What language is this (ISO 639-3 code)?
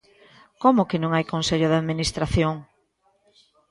glg